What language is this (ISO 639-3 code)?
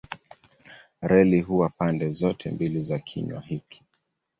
swa